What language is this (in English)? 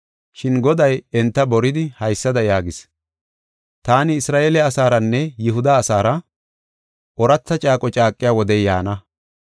Gofa